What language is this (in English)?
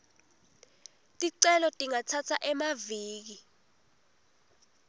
Swati